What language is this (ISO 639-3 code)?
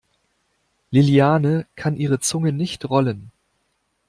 deu